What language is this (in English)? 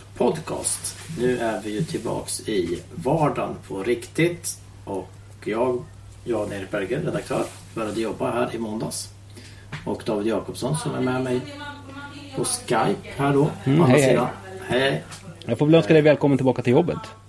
Swedish